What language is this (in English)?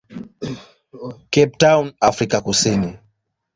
Swahili